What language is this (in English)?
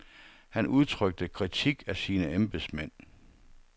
Danish